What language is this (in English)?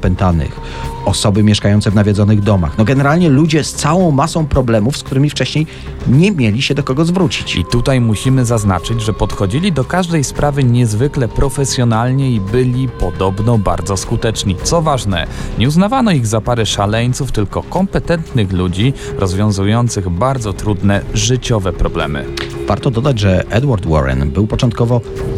Polish